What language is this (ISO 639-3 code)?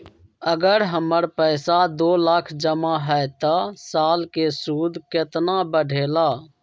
mag